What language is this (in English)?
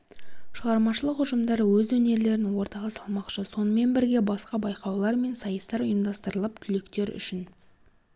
Kazakh